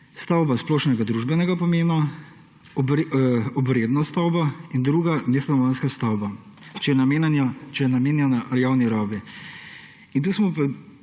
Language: Slovenian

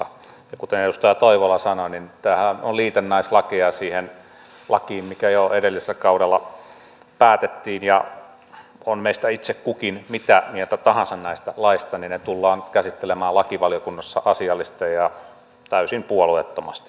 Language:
Finnish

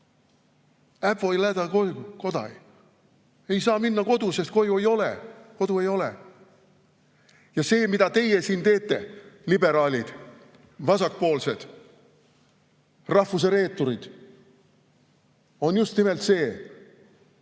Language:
Estonian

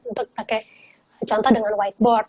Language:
Indonesian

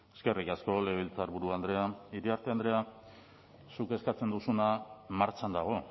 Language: Basque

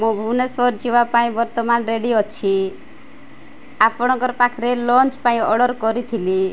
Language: Odia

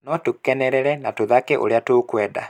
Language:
Kikuyu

